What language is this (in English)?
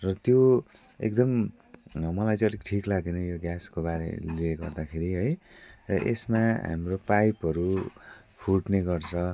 Nepali